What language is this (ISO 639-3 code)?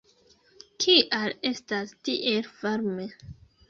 epo